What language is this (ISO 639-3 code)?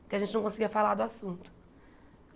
por